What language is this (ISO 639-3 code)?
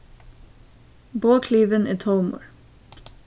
fao